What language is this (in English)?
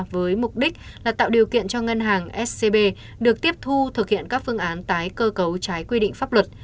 Vietnamese